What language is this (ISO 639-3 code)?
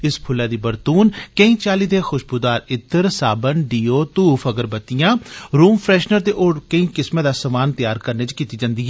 doi